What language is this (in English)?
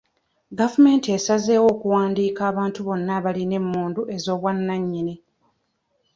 Ganda